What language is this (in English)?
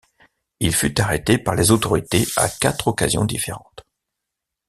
French